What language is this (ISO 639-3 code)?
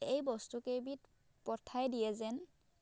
asm